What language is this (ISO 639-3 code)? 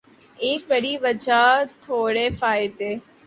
urd